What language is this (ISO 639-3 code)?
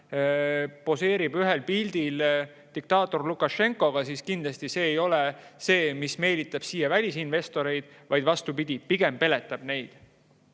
est